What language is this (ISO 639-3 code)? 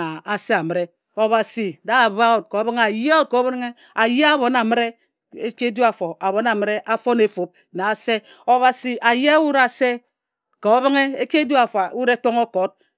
etu